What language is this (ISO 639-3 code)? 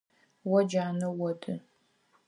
ady